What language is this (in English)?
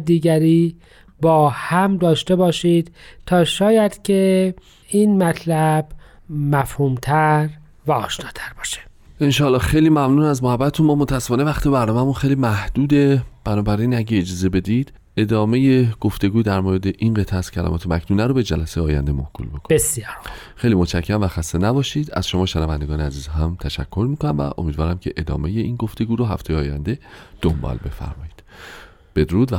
Persian